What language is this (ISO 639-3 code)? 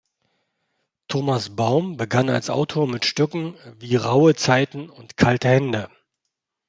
deu